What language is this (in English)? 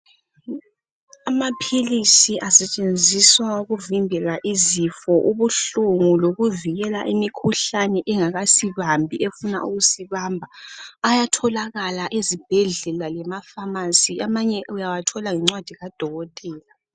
North Ndebele